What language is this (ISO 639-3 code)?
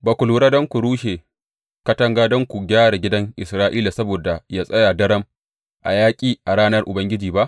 hau